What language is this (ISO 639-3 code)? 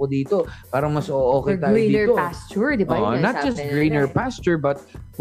fil